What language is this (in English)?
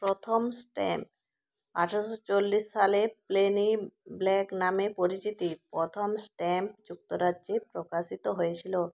Bangla